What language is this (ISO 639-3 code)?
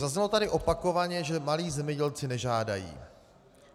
ces